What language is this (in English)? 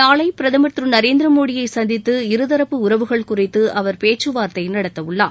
Tamil